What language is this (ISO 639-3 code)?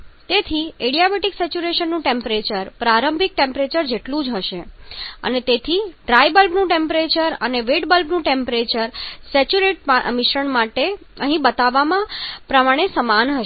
guj